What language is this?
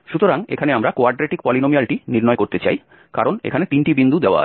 Bangla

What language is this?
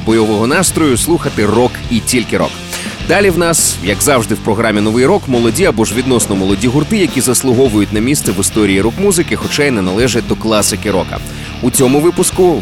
Ukrainian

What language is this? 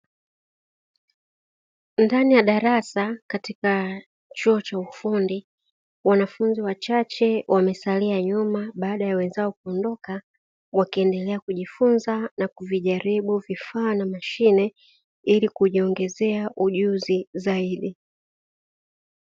Swahili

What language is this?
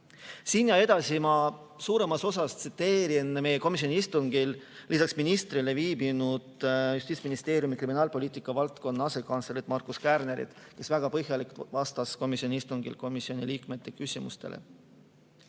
Estonian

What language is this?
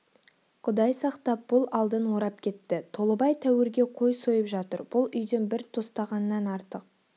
Kazakh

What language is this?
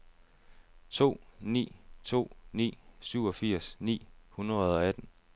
Danish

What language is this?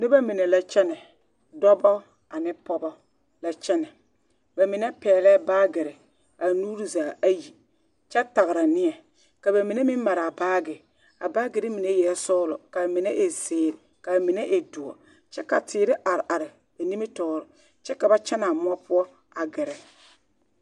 Southern Dagaare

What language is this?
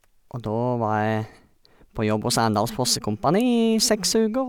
Norwegian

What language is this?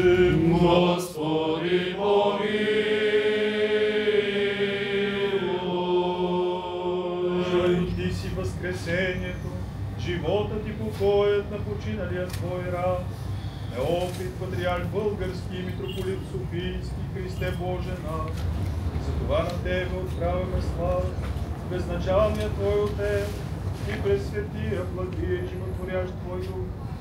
Bulgarian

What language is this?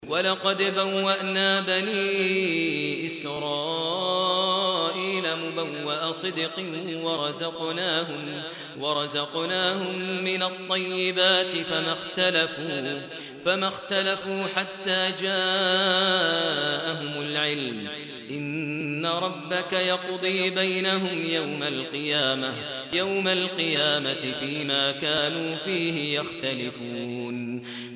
Arabic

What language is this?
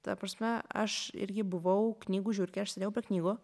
Lithuanian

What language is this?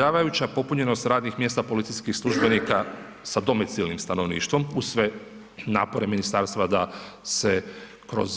Croatian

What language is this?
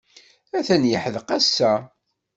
Kabyle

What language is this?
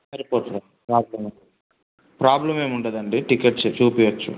Telugu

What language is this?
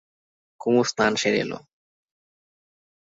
Bangla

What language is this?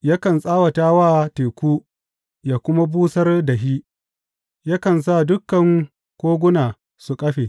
Hausa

